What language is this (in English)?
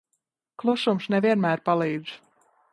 Latvian